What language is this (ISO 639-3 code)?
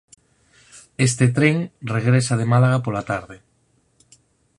glg